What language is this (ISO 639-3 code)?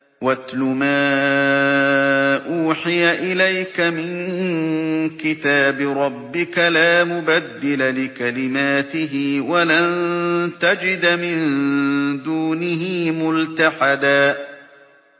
ara